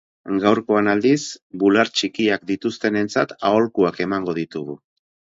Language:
Basque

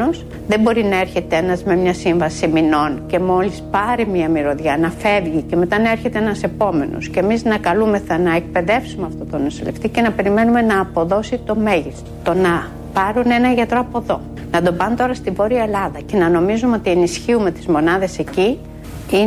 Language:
Greek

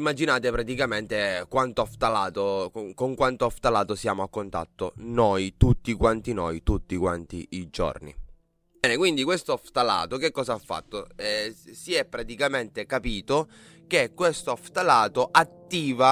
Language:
Italian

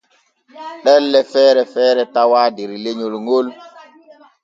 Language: Borgu Fulfulde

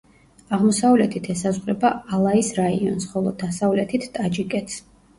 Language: Georgian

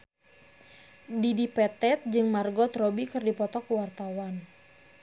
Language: Sundanese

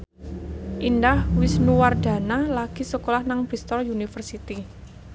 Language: Javanese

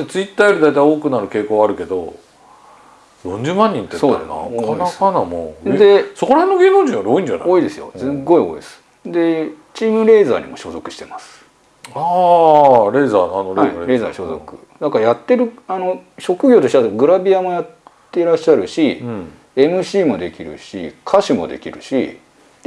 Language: Japanese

